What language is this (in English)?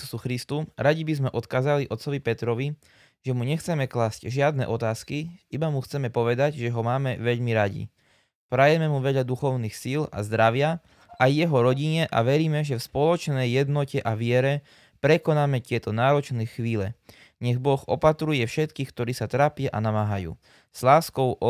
Slovak